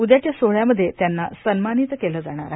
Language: Marathi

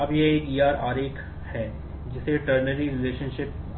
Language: Hindi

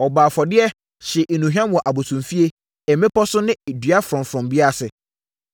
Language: Akan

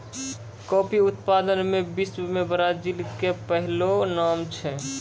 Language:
Maithili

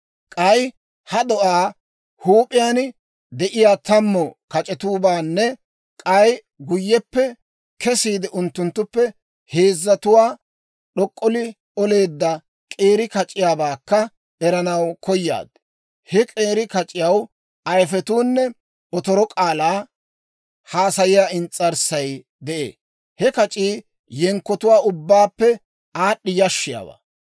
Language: Dawro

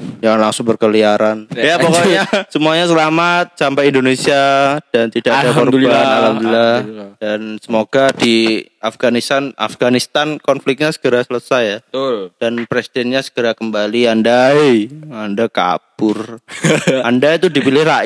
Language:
Indonesian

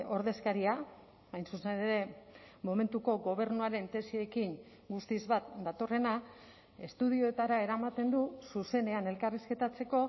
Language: Basque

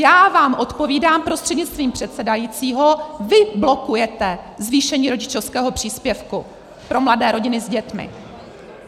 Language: Czech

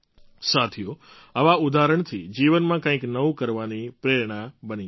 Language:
Gujarati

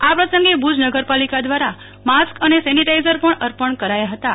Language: Gujarati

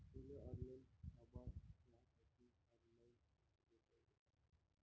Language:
Marathi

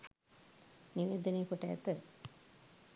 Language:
Sinhala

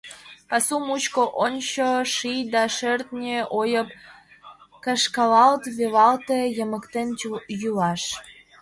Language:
Mari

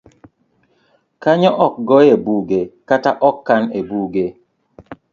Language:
Luo (Kenya and Tanzania)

